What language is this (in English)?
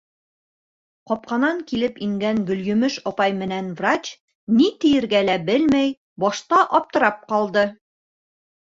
Bashkir